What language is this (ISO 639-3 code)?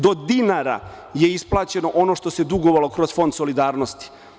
srp